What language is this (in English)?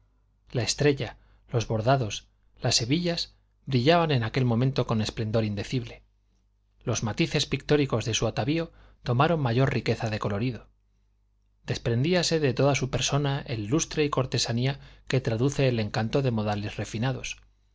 Spanish